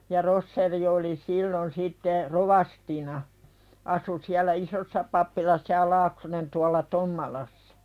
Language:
Finnish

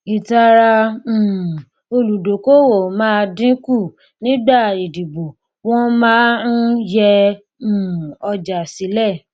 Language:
Yoruba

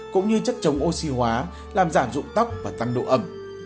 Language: Vietnamese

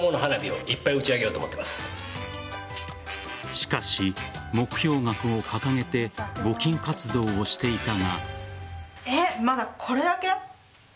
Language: Japanese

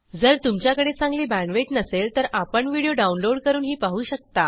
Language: Marathi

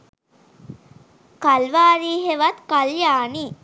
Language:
Sinhala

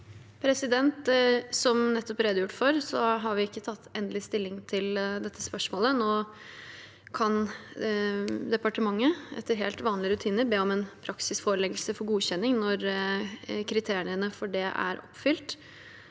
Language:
Norwegian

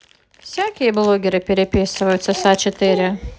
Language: Russian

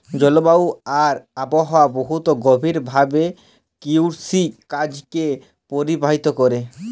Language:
Bangla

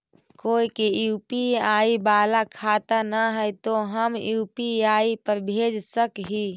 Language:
Magahi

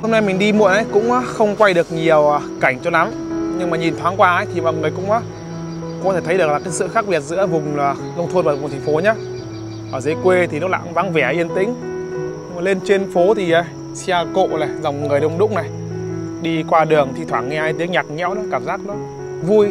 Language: Vietnamese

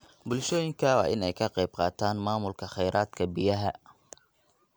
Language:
Somali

